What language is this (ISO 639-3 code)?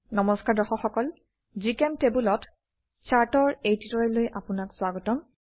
asm